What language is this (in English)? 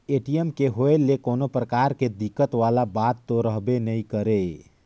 Chhattisgarhi